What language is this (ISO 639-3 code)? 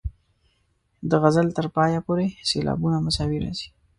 pus